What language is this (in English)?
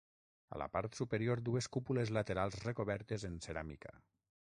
Catalan